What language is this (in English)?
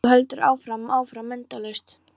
Icelandic